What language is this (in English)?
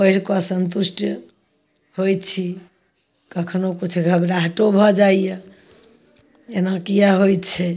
Maithili